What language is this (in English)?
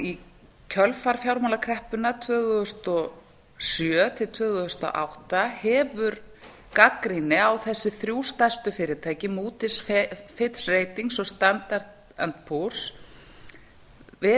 Icelandic